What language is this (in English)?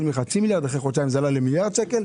Hebrew